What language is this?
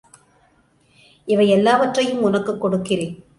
Tamil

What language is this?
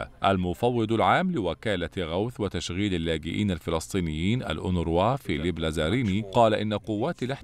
Arabic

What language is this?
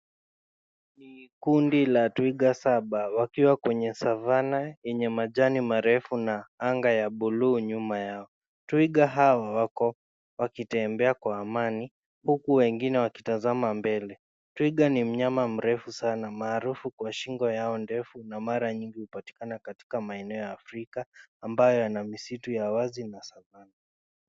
Swahili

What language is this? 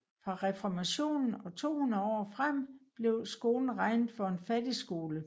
Danish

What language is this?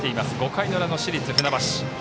Japanese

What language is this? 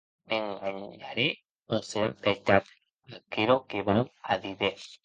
Occitan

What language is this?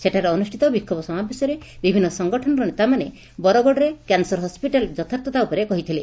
Odia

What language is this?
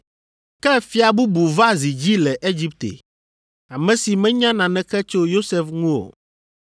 Ewe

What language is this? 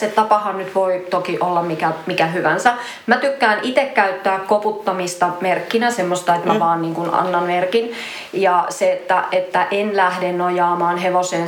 Finnish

